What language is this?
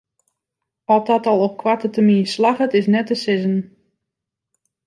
Western Frisian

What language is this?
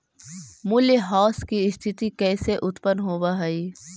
Magahi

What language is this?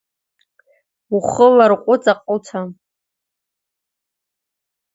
Abkhazian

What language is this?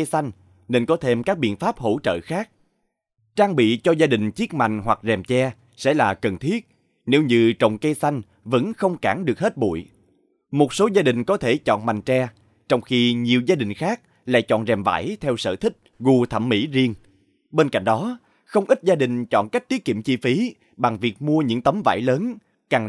Vietnamese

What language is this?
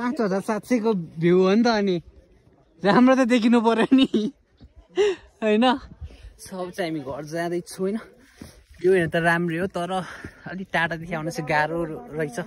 Indonesian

